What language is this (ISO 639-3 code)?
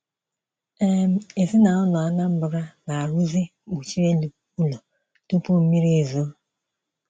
ibo